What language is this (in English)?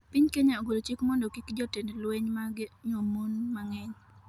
Luo (Kenya and Tanzania)